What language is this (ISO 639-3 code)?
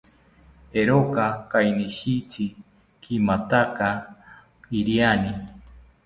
cpy